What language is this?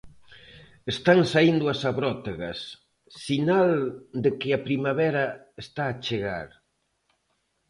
Galician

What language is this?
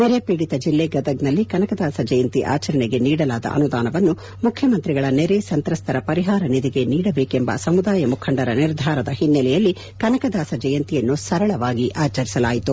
Kannada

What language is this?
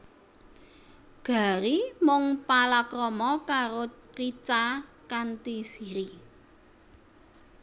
Javanese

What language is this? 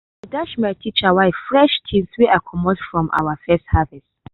Nigerian Pidgin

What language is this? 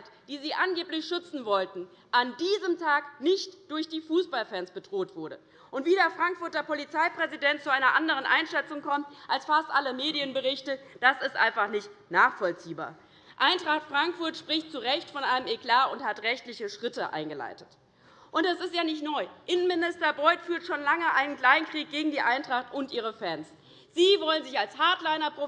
German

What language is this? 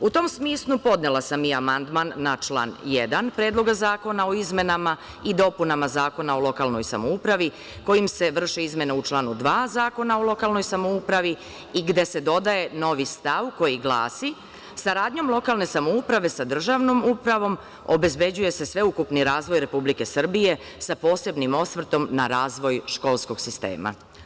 Serbian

